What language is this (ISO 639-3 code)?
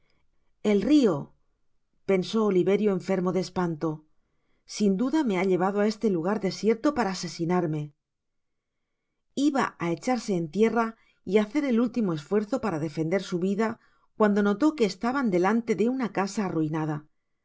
spa